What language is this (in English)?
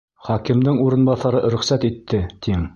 Bashkir